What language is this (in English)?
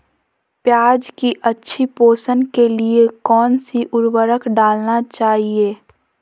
Magahi